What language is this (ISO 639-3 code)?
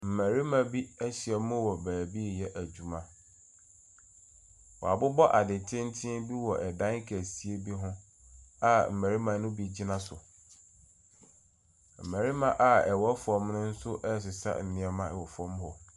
aka